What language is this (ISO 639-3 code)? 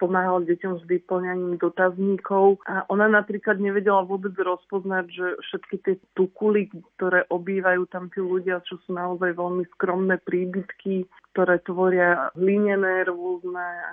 slk